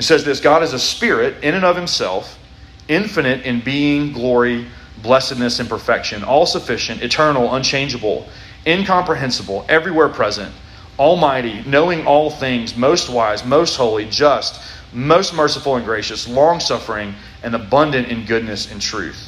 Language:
English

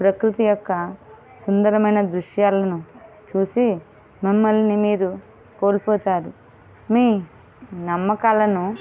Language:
Telugu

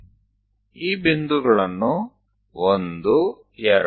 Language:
Gujarati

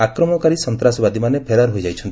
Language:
Odia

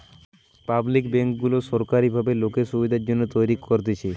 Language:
Bangla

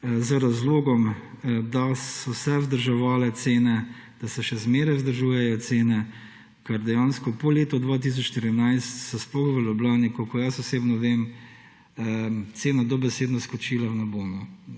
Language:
Slovenian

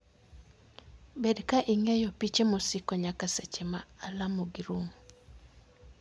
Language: Luo (Kenya and Tanzania)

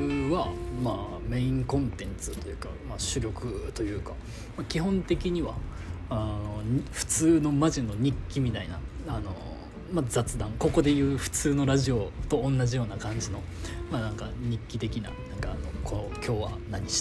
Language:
Japanese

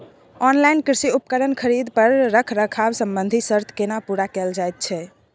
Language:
Maithili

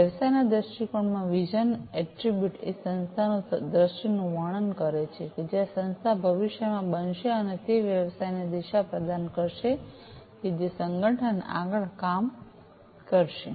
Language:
Gujarati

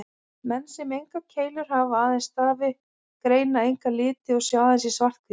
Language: Icelandic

